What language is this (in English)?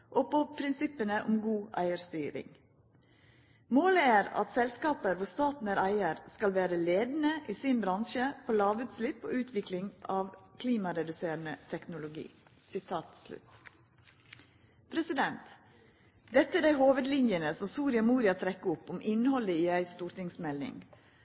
Norwegian Nynorsk